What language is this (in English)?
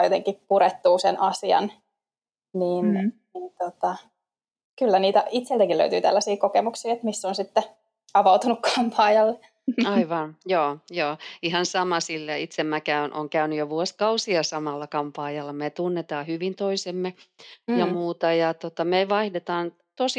Finnish